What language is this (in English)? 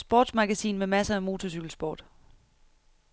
Danish